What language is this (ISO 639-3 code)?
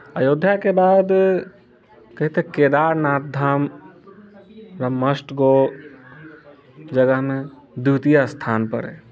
mai